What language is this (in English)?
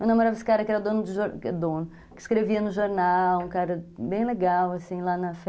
Portuguese